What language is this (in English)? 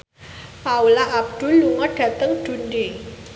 Javanese